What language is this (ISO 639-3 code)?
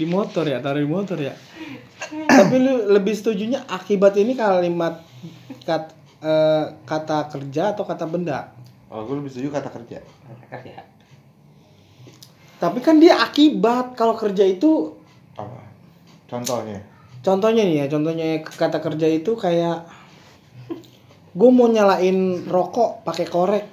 ind